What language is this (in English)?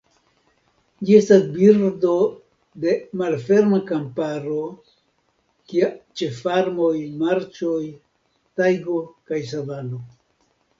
Esperanto